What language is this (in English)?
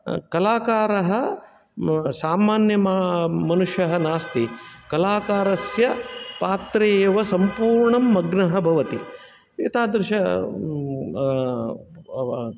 Sanskrit